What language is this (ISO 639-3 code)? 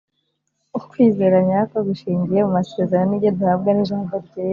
kin